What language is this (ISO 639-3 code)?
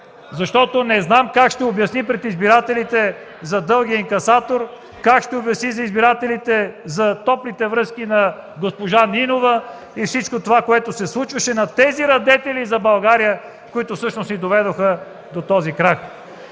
bul